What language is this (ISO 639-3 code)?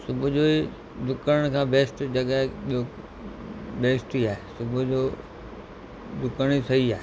snd